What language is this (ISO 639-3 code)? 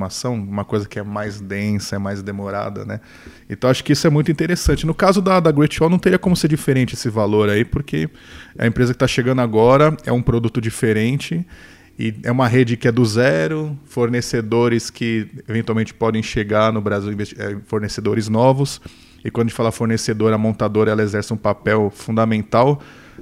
por